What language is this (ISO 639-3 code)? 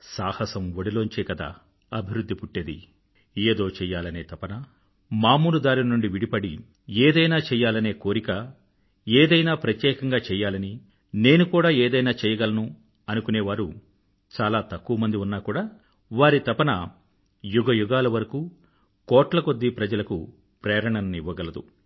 tel